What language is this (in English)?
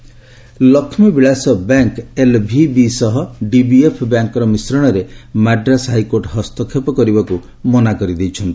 Odia